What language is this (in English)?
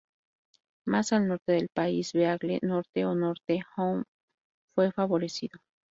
Spanish